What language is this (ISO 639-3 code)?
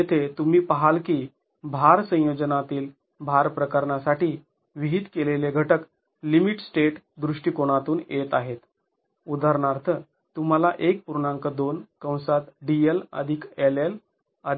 mar